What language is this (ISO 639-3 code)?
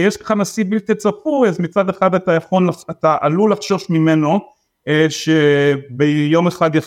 heb